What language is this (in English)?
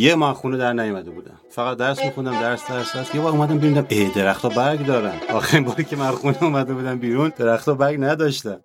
Persian